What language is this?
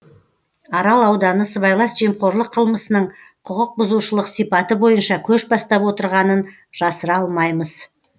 Kazakh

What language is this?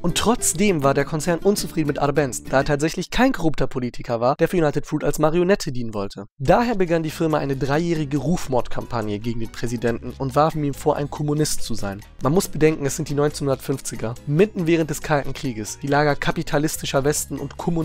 German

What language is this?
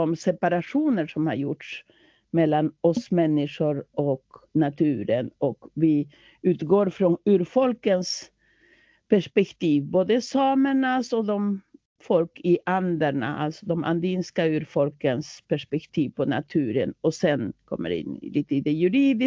Swedish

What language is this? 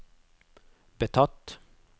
Norwegian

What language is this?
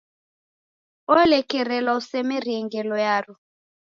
Taita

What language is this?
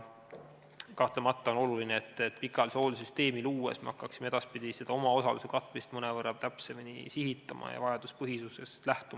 Estonian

